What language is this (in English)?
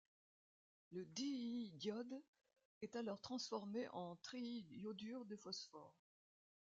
French